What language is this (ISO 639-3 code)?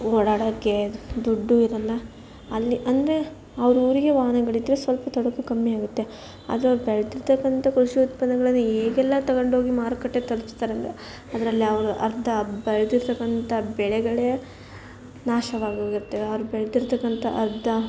kan